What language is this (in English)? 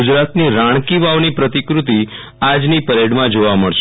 Gujarati